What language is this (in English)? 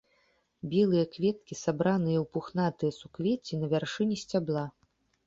Belarusian